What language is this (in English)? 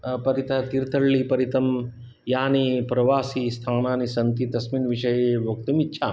Sanskrit